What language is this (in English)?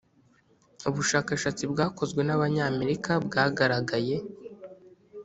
Kinyarwanda